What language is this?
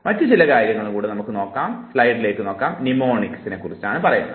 Malayalam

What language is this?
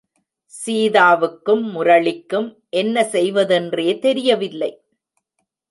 Tamil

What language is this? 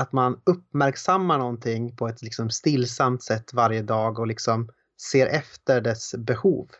Swedish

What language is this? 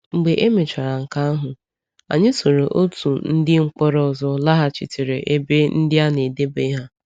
Igbo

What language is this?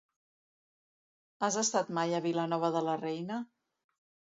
Catalan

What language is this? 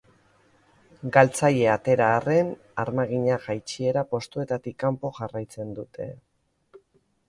Basque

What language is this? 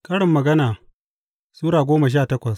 Hausa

